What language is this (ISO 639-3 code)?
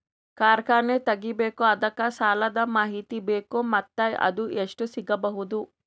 kan